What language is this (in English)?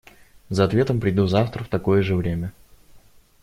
Russian